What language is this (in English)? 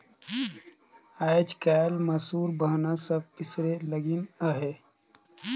Chhattisgarhi